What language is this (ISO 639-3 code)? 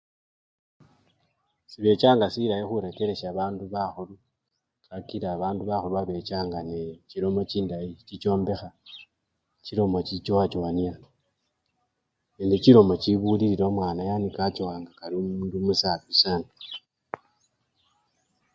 luy